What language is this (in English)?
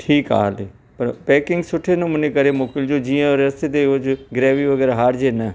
Sindhi